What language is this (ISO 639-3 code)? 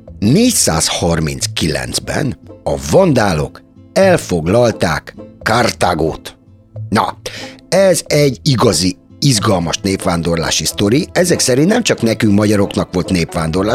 hun